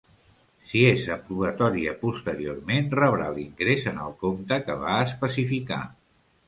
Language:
Catalan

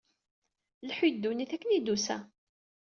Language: Kabyle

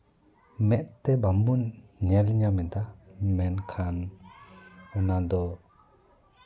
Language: Santali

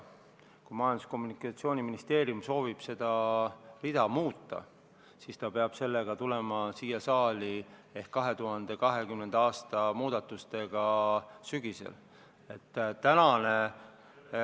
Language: Estonian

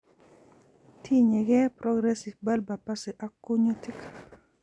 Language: Kalenjin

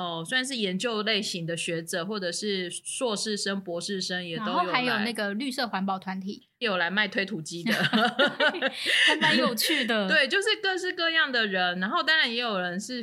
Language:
Chinese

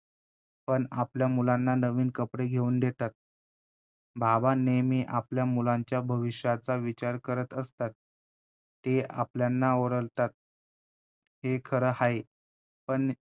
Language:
Marathi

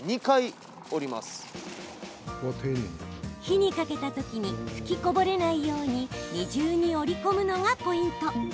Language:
Japanese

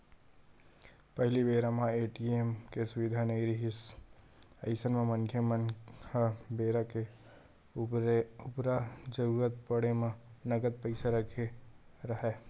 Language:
Chhattisgarhi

